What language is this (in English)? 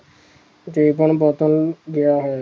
Punjabi